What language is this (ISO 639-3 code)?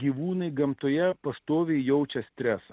lit